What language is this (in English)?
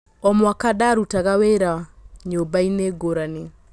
Kikuyu